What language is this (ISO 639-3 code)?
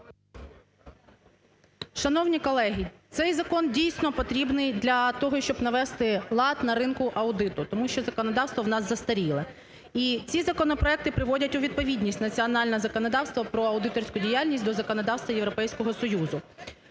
ukr